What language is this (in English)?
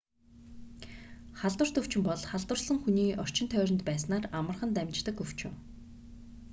Mongolian